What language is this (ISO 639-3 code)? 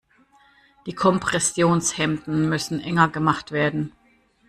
deu